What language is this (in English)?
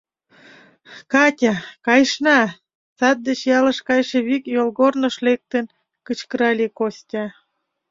Mari